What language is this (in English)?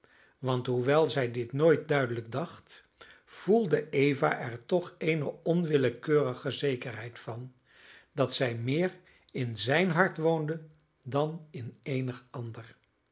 Dutch